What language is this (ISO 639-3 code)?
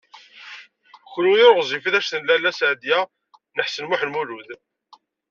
kab